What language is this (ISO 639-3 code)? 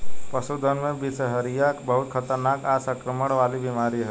bho